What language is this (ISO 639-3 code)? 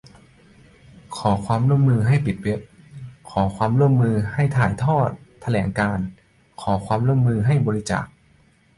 tha